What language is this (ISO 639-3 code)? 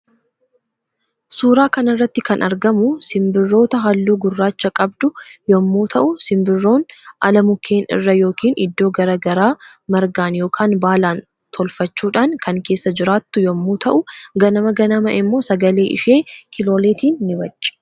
orm